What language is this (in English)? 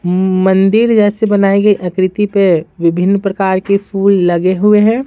Hindi